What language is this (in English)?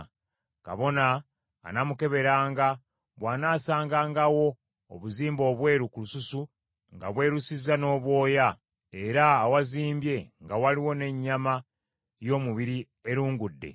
Ganda